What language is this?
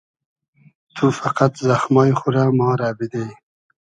Hazaragi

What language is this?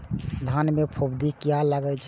Maithili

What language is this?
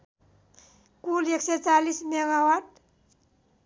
Nepali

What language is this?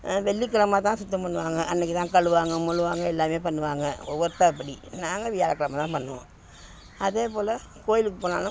Tamil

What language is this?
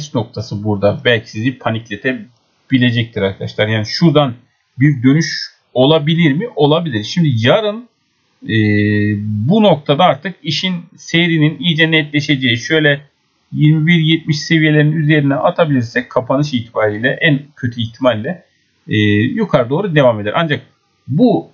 Turkish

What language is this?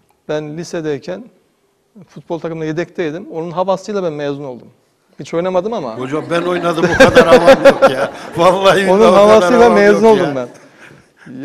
Turkish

